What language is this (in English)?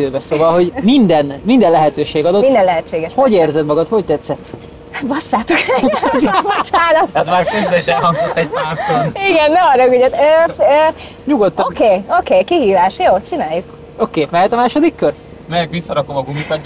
Hungarian